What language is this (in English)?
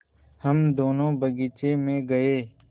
Hindi